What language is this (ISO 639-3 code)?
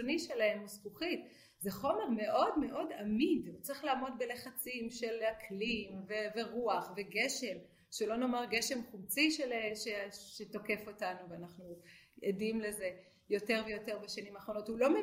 heb